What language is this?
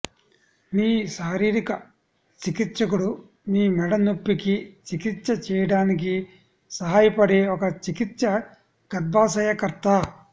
Telugu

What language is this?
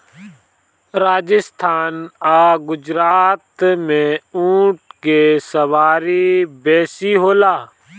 Bhojpuri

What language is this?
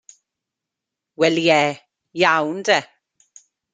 Welsh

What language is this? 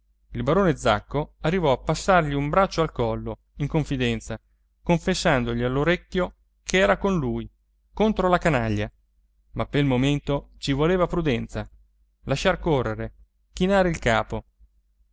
Italian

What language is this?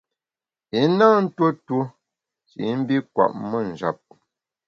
Bamun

